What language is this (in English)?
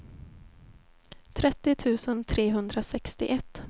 Swedish